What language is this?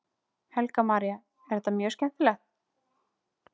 Icelandic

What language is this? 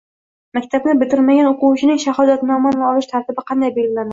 Uzbek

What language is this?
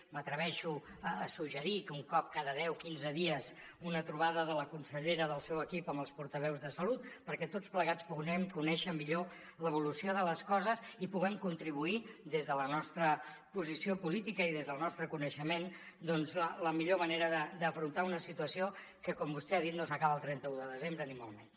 Catalan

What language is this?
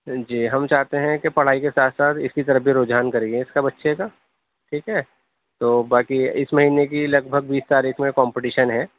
Urdu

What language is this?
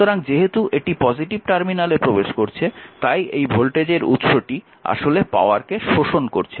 Bangla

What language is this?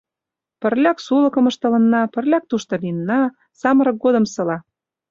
Mari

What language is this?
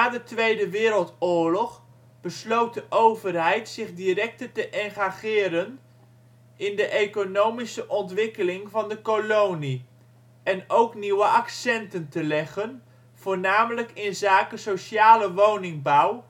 Dutch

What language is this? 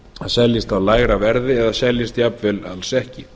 Icelandic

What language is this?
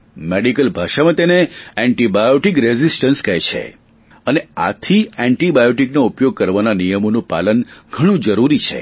Gujarati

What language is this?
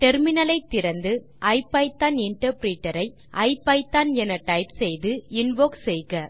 Tamil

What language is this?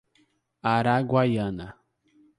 Portuguese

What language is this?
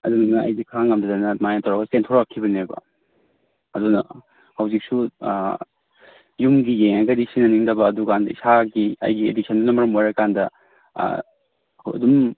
Manipuri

